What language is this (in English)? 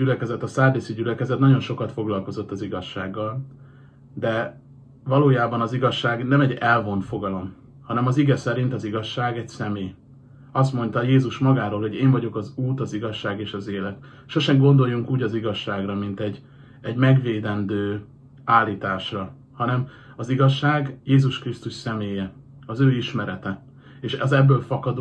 Hungarian